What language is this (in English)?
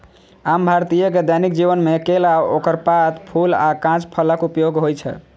Maithili